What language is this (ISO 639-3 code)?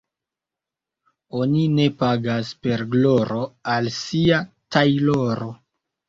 epo